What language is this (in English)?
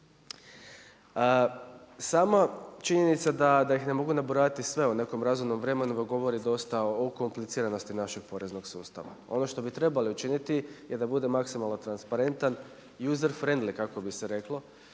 Croatian